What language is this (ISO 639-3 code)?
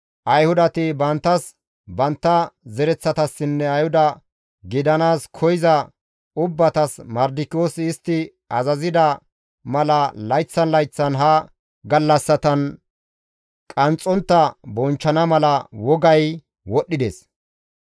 gmv